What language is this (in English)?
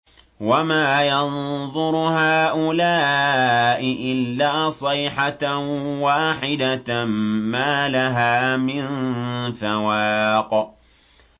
Arabic